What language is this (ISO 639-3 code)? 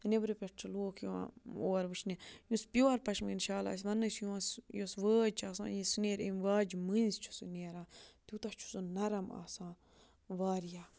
kas